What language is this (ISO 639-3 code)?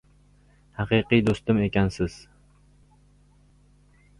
uzb